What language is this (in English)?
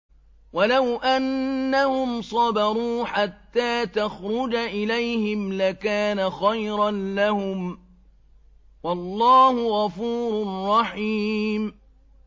Arabic